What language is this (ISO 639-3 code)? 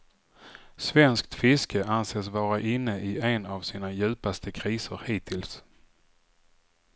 swe